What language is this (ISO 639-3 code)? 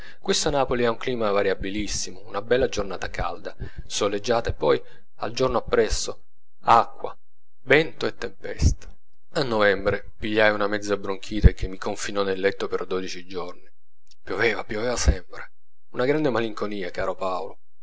ita